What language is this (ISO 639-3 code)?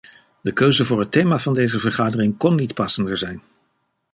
nld